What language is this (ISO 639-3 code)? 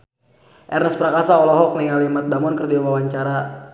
sun